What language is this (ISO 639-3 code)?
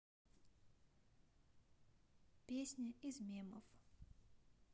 rus